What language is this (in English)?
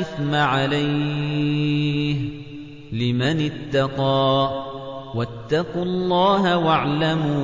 Arabic